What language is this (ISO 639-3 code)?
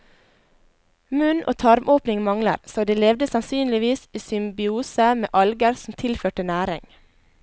nor